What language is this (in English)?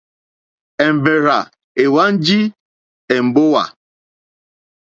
Mokpwe